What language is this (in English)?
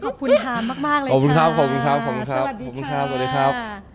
Thai